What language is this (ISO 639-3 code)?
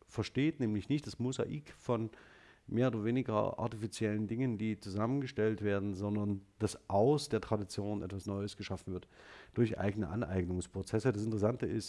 deu